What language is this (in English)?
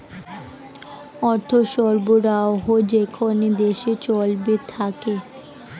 Bangla